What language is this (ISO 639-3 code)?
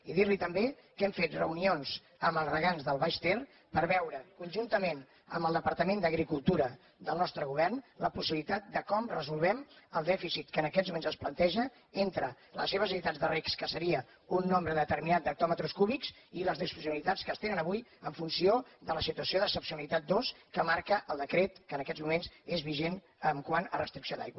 cat